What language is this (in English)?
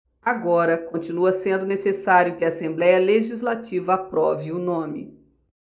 Portuguese